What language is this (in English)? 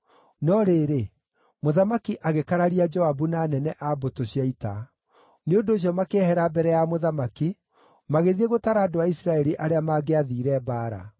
Kikuyu